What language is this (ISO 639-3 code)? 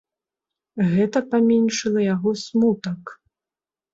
bel